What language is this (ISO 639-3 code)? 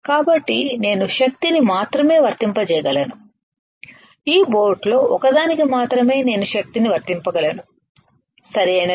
tel